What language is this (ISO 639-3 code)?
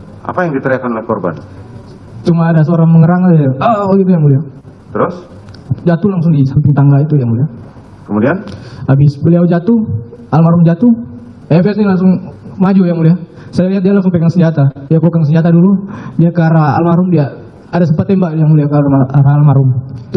ind